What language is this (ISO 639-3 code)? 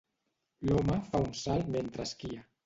cat